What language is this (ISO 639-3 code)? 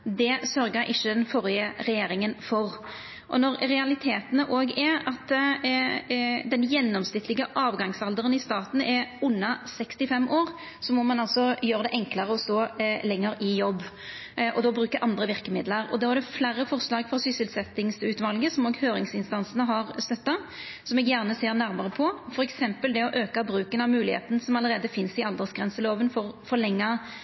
nno